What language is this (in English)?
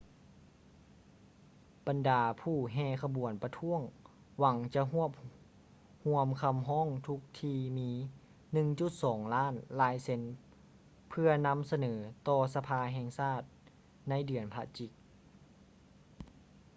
Lao